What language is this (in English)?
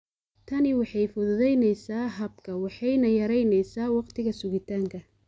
Somali